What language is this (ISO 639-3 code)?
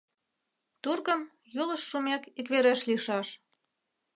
chm